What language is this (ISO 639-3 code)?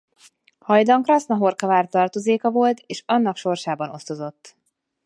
hun